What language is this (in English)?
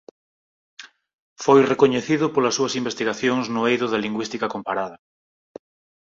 Galician